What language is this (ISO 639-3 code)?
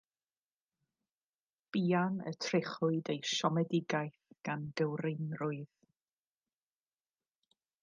cym